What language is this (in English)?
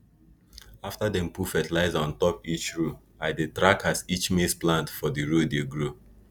Nigerian Pidgin